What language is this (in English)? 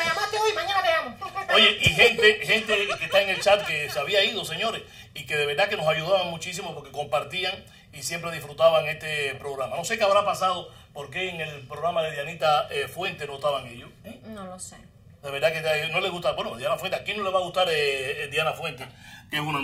Spanish